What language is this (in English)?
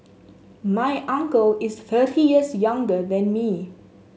English